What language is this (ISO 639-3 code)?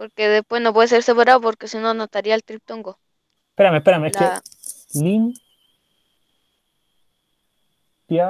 spa